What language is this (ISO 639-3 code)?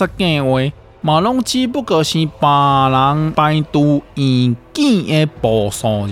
zho